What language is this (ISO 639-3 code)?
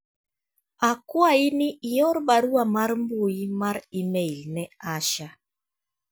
luo